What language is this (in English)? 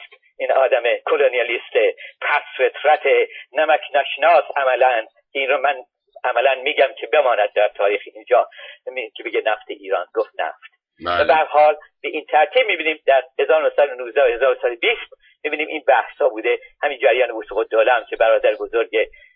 Persian